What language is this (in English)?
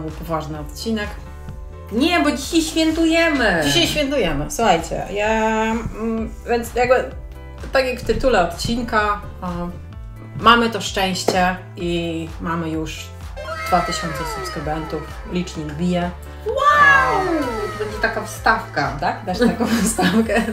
Polish